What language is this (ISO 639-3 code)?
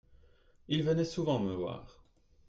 fra